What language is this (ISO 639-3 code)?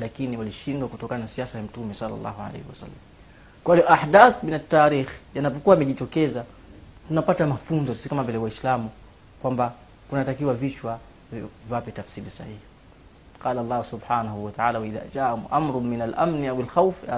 swa